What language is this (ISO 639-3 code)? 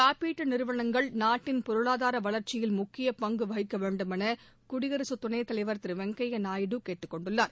tam